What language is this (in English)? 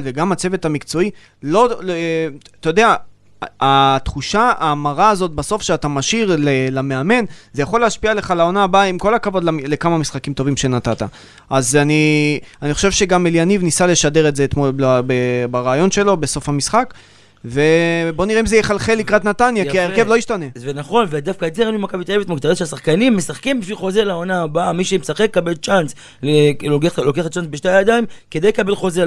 Hebrew